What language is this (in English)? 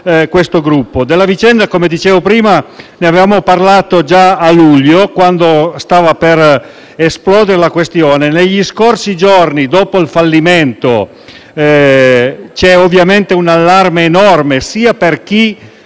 Italian